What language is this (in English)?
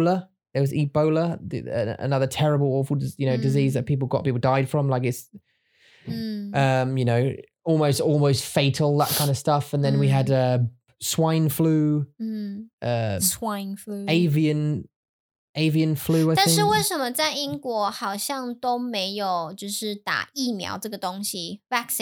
English